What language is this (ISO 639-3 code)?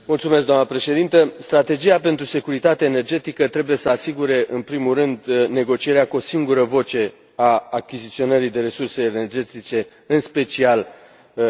ron